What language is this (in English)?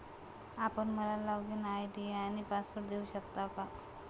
Marathi